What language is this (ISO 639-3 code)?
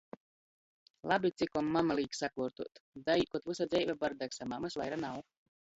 ltg